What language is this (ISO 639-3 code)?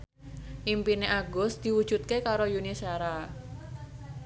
jav